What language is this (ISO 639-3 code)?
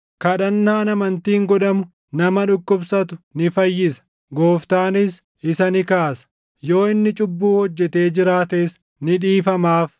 orm